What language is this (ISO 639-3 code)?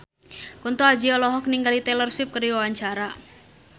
sun